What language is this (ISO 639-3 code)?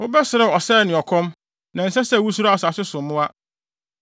aka